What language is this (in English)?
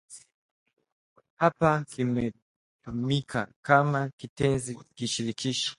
Swahili